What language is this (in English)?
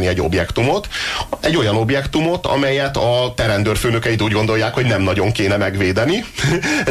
Hungarian